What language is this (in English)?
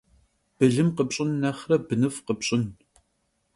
Kabardian